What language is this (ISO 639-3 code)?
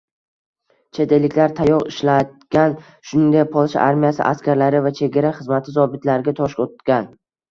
uzb